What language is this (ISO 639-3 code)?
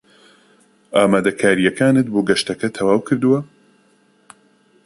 ckb